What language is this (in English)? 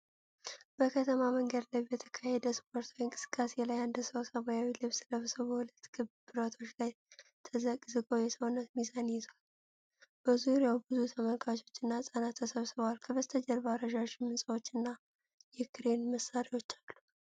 Amharic